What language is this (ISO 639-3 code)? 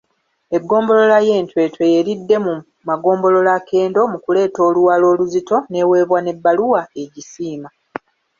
lug